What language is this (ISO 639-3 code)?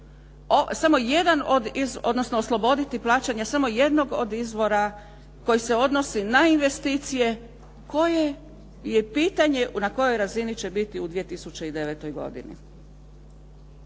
hrv